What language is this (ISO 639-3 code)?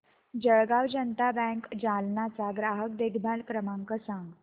mar